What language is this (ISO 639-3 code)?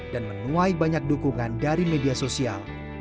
ind